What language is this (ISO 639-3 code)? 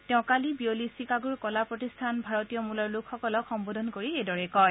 asm